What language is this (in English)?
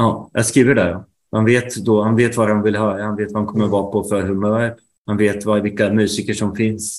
Swedish